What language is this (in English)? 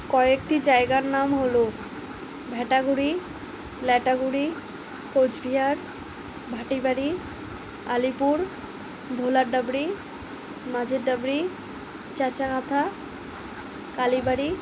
Bangla